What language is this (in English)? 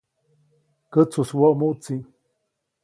Copainalá Zoque